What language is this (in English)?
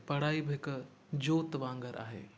Sindhi